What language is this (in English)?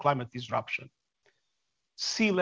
Indonesian